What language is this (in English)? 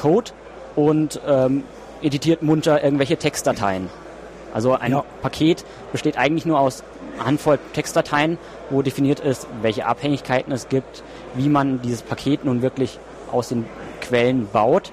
German